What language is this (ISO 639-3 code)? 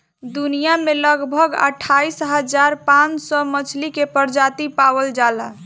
bho